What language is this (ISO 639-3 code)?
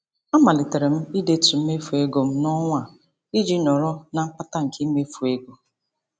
ibo